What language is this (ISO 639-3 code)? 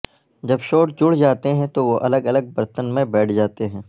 urd